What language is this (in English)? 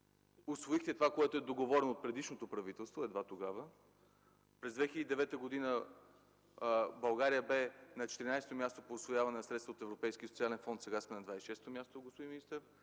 Bulgarian